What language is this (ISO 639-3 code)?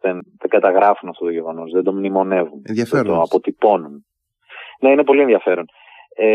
ell